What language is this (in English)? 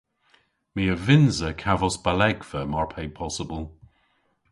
Cornish